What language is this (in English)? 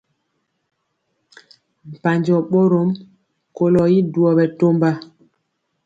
Mpiemo